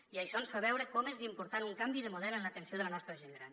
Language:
Catalan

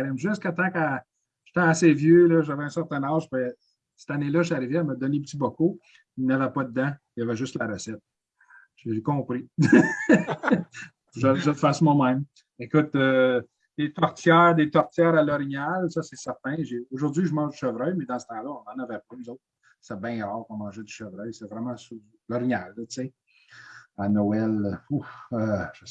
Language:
French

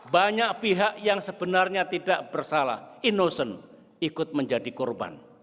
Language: Indonesian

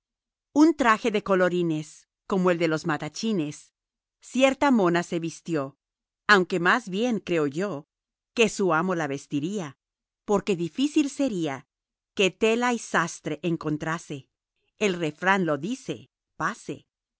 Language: Spanish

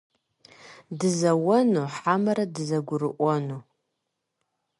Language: Kabardian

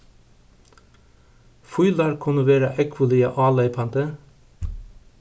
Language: Faroese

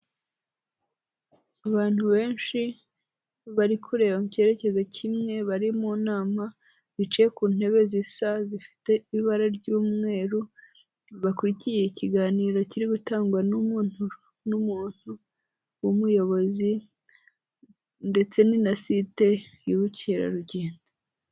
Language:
Kinyarwanda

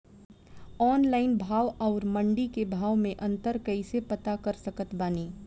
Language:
Bhojpuri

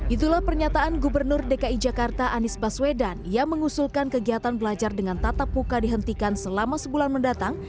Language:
Indonesian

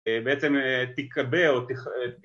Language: Hebrew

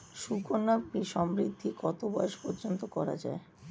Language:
Bangla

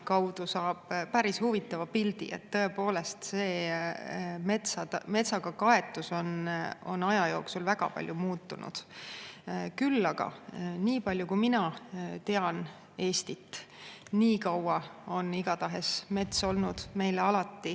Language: Estonian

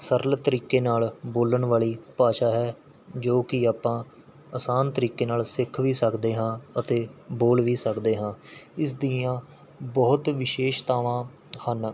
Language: Punjabi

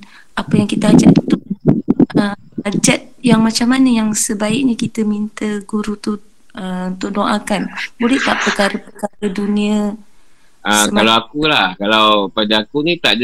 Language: Malay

